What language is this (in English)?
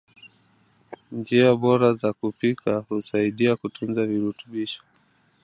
Swahili